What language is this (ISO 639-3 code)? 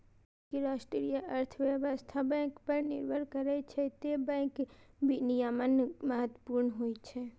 mai